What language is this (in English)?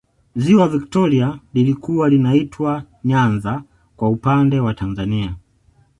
Swahili